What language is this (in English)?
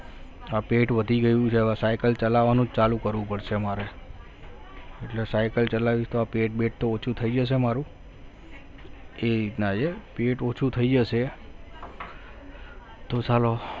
Gujarati